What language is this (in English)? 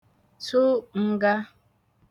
Igbo